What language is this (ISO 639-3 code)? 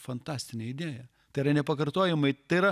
lit